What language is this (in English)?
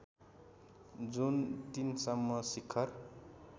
Nepali